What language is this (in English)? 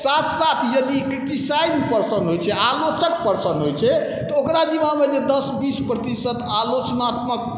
Maithili